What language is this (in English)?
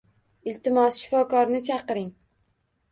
Uzbek